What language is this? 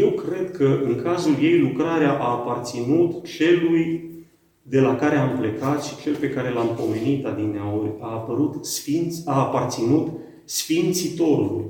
Romanian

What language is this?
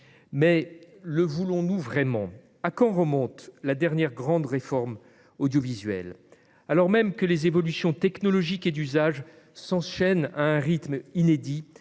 French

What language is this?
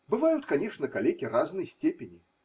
Russian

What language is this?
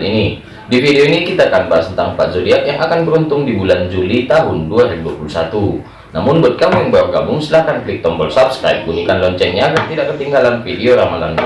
Indonesian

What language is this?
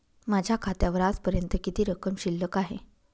Marathi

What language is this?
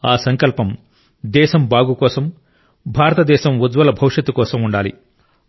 Telugu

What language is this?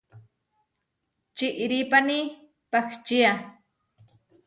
Huarijio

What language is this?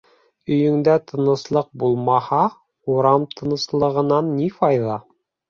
Bashkir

